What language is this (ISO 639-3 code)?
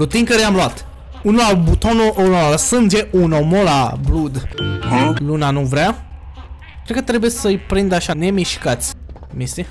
ron